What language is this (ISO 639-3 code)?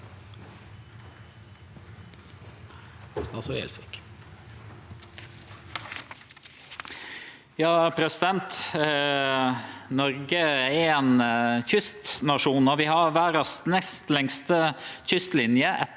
nor